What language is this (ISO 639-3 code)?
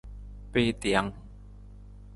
nmz